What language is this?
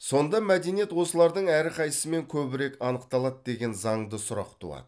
Kazakh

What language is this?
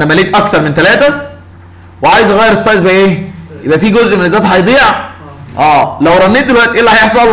Arabic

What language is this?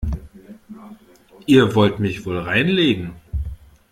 German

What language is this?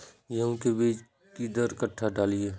Maithili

